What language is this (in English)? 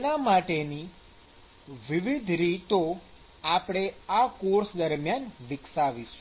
Gujarati